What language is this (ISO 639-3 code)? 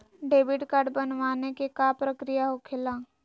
mag